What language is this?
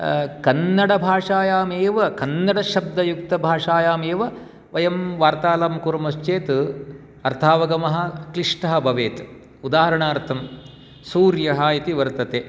Sanskrit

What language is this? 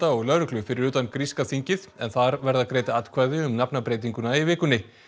Icelandic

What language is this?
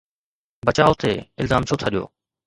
Sindhi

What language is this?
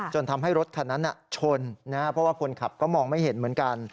Thai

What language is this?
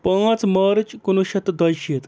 Kashmiri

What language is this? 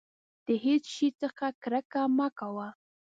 Pashto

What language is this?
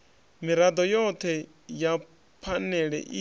Venda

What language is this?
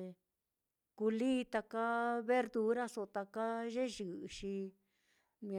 Mitlatongo Mixtec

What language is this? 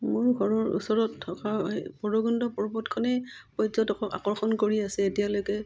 Assamese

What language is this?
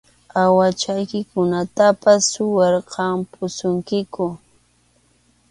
Arequipa-La Unión Quechua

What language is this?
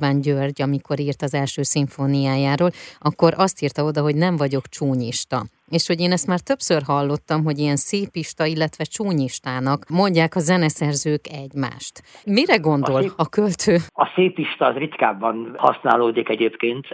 Hungarian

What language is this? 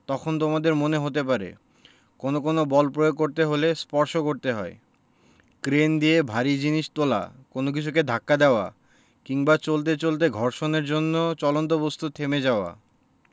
Bangla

